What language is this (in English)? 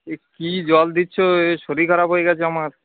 Bangla